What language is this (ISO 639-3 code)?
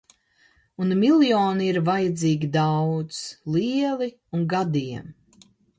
lav